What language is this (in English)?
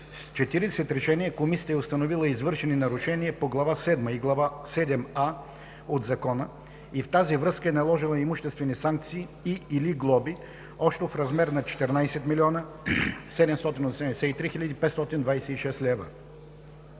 Bulgarian